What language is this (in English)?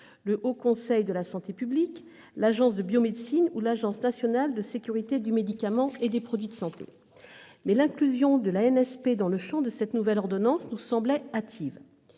French